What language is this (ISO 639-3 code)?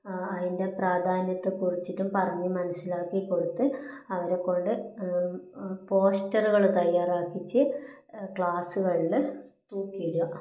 mal